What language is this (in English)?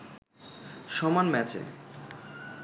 Bangla